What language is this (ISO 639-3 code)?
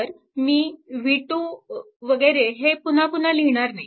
mar